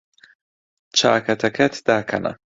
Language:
Central Kurdish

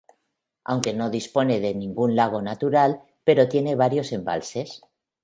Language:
Spanish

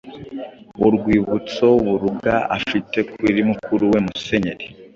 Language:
Kinyarwanda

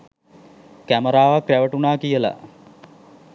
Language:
Sinhala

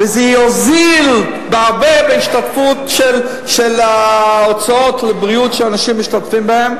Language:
Hebrew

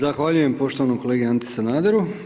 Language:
Croatian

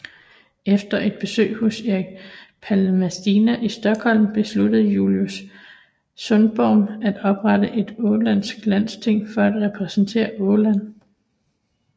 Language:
Danish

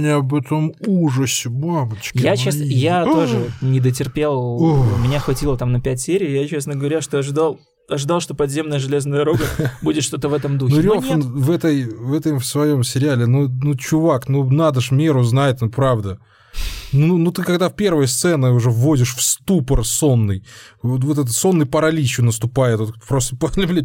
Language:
Russian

